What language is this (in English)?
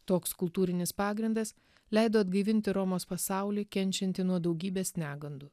Lithuanian